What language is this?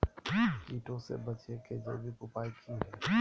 Magahi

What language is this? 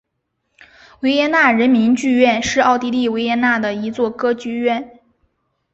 Chinese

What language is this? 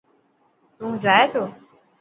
Dhatki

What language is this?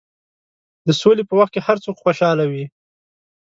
Pashto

